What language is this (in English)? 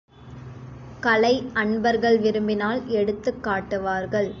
Tamil